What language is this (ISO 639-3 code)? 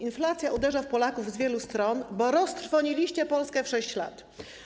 pol